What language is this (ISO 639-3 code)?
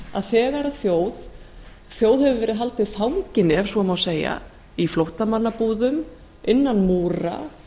isl